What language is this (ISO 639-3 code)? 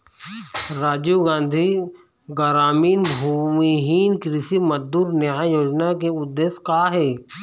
hne